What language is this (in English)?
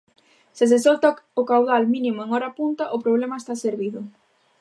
Galician